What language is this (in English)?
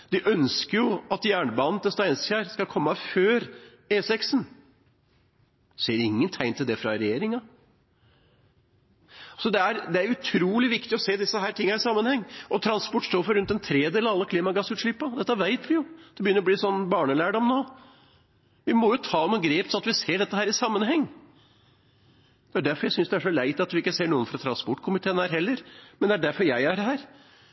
Norwegian Bokmål